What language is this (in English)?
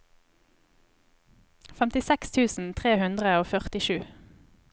Norwegian